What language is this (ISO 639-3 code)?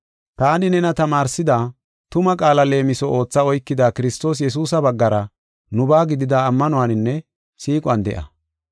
gof